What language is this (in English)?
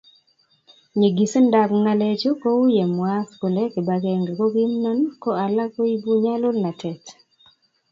Kalenjin